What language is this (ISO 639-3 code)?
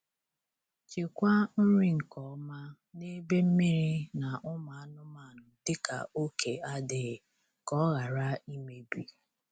ibo